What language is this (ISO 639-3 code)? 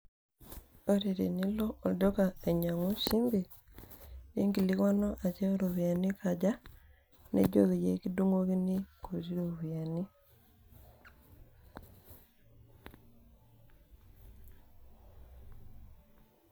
mas